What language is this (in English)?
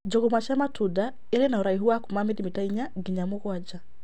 Kikuyu